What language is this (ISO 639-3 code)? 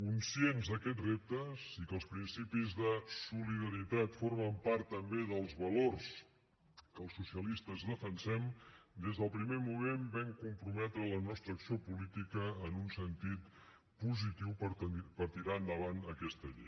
cat